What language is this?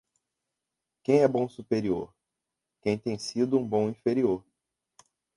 Portuguese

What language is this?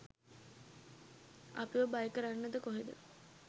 Sinhala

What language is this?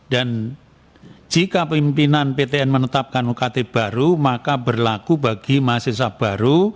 Indonesian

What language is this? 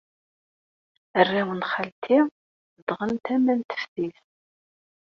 Kabyle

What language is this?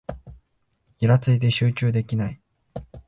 Japanese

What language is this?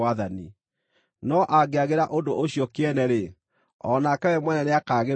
Kikuyu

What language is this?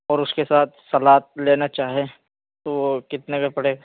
Urdu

